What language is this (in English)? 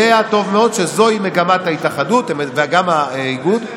Hebrew